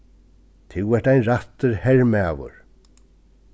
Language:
Faroese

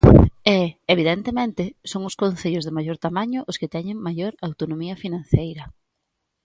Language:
Galician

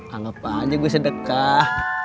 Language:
Indonesian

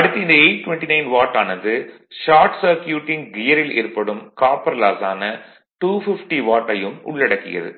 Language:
Tamil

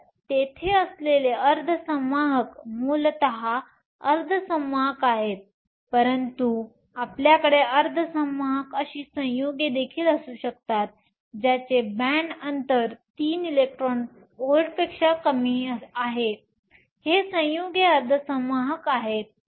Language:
Marathi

